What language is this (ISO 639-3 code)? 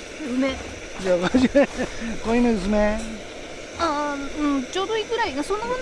jpn